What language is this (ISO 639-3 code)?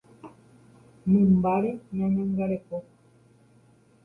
grn